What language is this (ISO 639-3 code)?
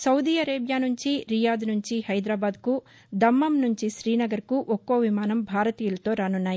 tel